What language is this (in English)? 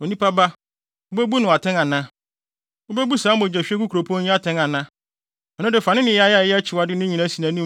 Akan